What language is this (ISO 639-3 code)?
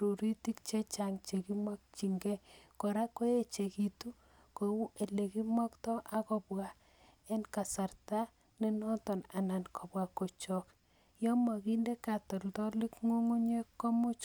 kln